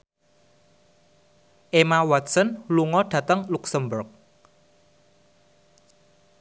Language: Javanese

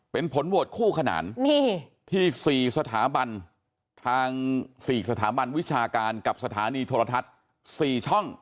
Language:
Thai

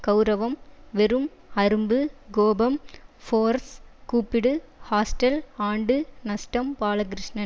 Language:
Tamil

